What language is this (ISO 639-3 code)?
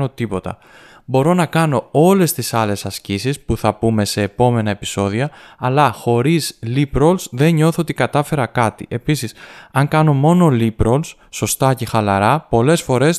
ell